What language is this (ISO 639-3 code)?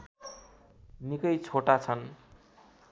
nep